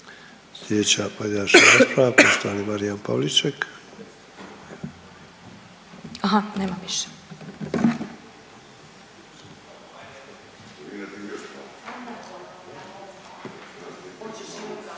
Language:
Croatian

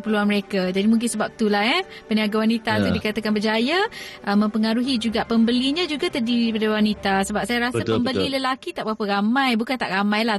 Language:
Malay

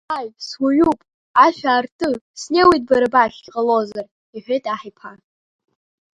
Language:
Abkhazian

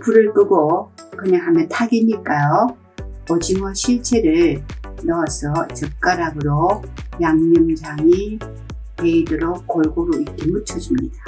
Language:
Korean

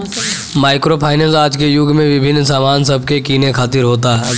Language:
Bhojpuri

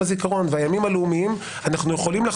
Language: Hebrew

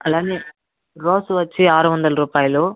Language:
Telugu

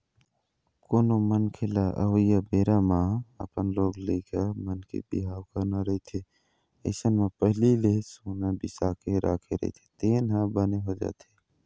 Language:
Chhattisgarhi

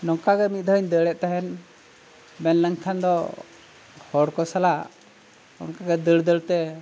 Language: Santali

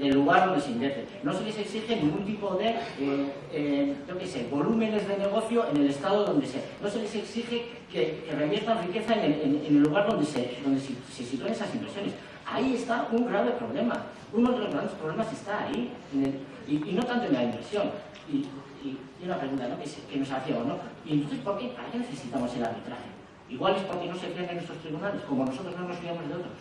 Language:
Spanish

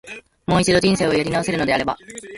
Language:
Japanese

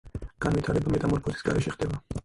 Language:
Georgian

